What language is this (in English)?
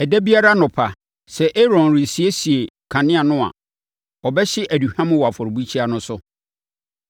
Akan